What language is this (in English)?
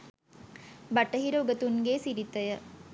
Sinhala